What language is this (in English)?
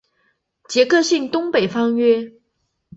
Chinese